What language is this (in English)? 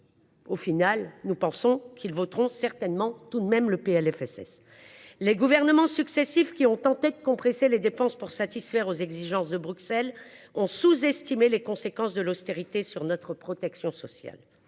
French